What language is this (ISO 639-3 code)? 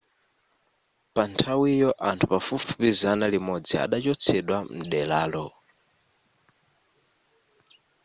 nya